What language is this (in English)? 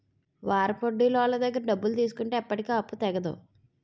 Telugu